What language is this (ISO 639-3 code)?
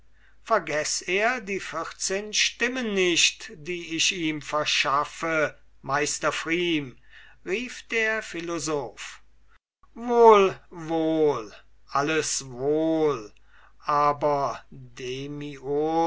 deu